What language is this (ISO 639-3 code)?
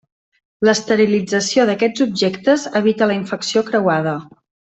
cat